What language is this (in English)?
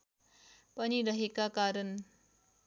Nepali